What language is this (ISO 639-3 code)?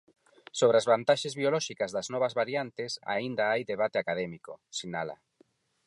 glg